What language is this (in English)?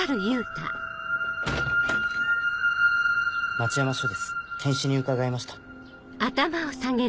Japanese